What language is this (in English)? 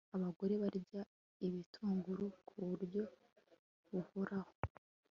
Kinyarwanda